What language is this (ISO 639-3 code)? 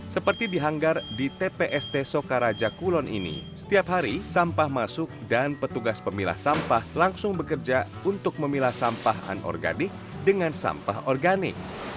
ind